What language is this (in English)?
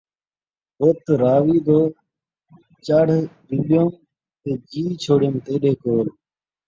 Saraiki